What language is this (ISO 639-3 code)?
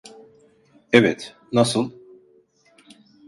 tur